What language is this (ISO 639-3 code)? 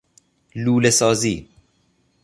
fas